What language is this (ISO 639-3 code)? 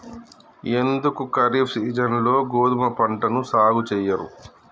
tel